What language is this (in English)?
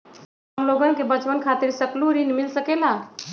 Magahi